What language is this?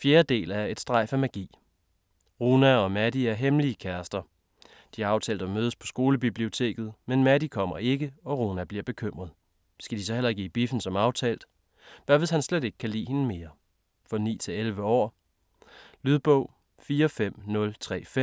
Danish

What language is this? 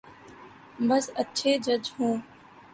Urdu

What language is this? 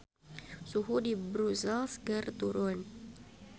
Sundanese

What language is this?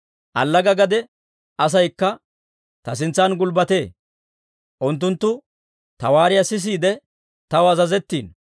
Dawro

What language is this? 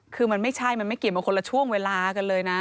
Thai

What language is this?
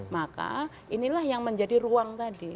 Indonesian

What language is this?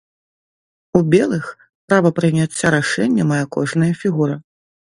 Belarusian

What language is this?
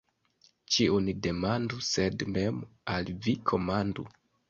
Esperanto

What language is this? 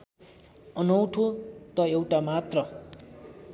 Nepali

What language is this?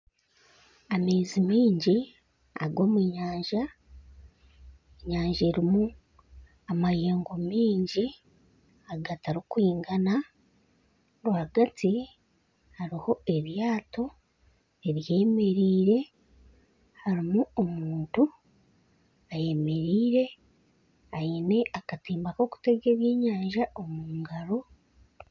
Nyankole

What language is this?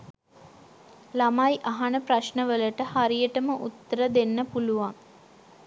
Sinhala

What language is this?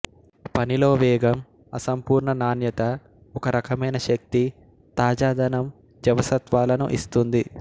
Telugu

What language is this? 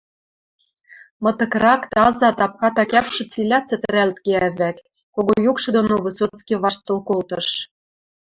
Western Mari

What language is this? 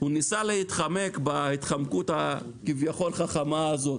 Hebrew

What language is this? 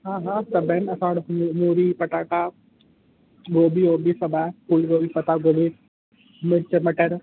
Sindhi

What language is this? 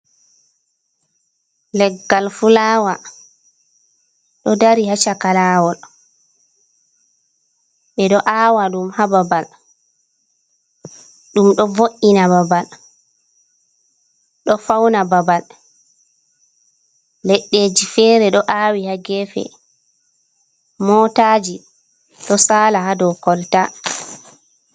Fula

